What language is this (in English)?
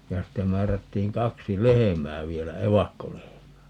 Finnish